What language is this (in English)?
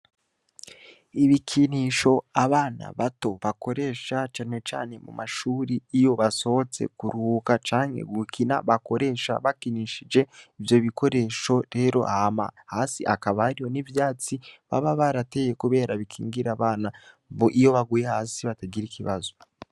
Rundi